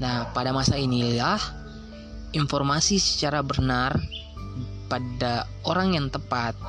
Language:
Indonesian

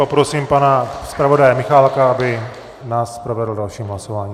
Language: Czech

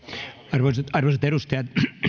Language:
Finnish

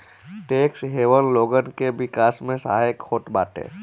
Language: Bhojpuri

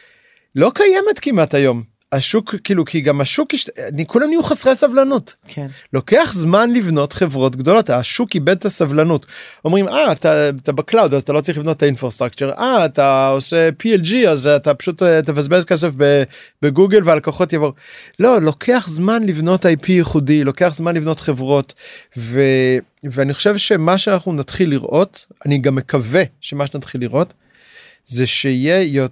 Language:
Hebrew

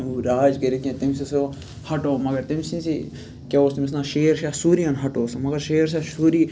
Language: Kashmiri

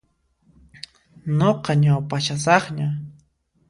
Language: Puno Quechua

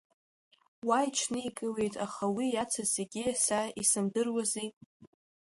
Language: Abkhazian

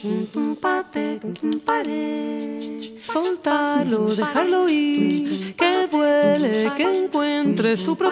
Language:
Spanish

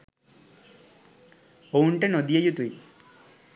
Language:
Sinhala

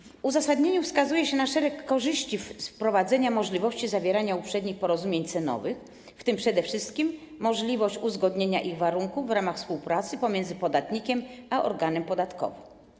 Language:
Polish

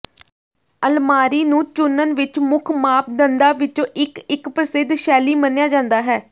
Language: Punjabi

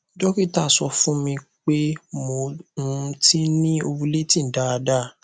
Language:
Yoruba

